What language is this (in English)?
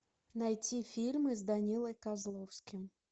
Russian